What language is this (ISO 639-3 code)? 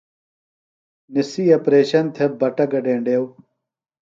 phl